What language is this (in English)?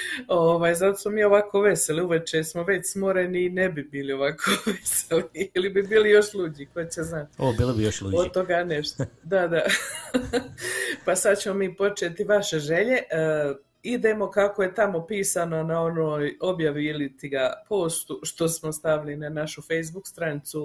Croatian